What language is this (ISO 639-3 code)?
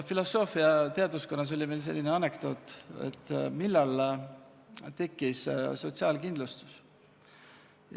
est